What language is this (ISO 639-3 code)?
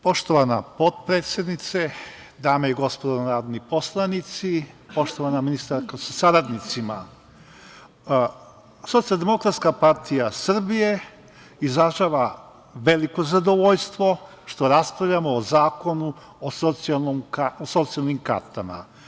srp